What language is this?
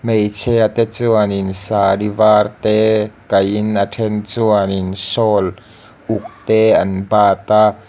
Mizo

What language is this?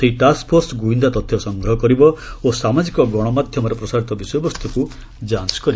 Odia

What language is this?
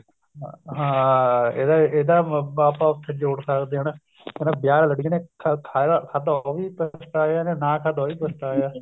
Punjabi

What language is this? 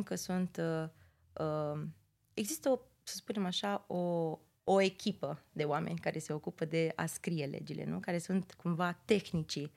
Romanian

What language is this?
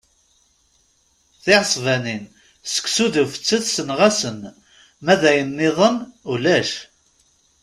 Kabyle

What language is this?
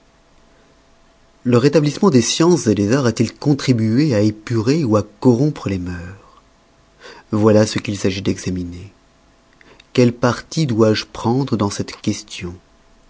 French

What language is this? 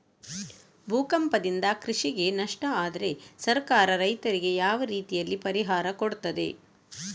Kannada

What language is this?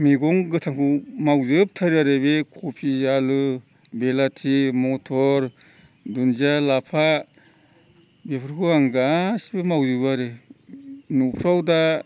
Bodo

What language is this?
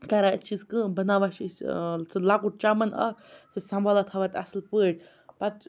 Kashmiri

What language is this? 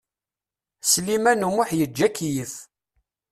Kabyle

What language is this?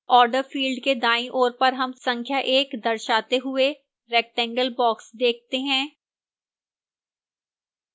Hindi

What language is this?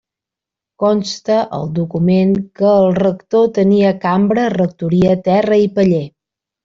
Catalan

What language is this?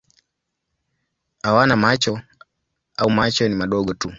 Swahili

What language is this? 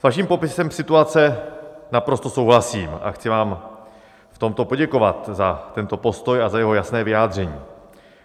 Czech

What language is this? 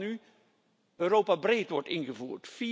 Dutch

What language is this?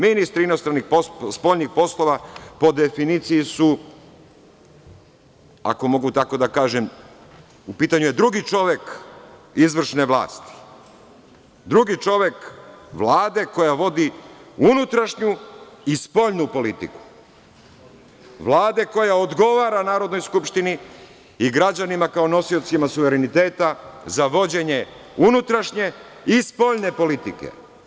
Serbian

